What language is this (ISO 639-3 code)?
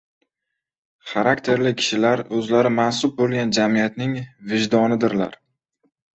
uzb